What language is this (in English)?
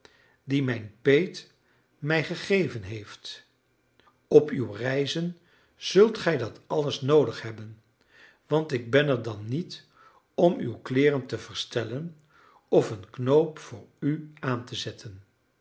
Dutch